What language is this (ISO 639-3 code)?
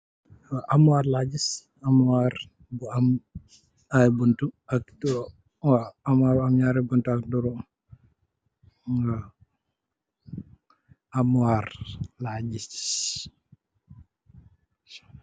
wol